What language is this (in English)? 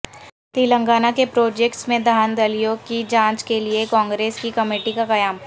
Urdu